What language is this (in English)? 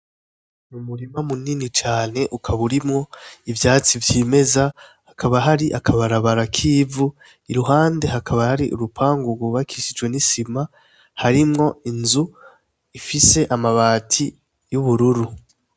Rundi